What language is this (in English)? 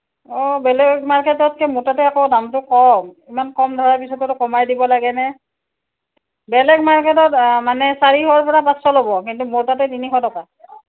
Assamese